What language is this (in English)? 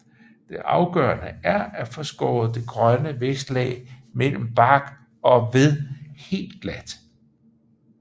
Danish